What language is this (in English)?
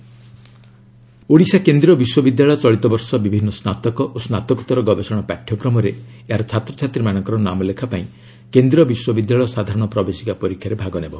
Odia